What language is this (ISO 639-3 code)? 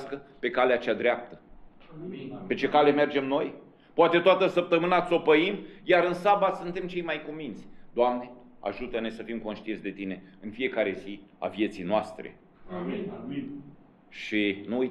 ron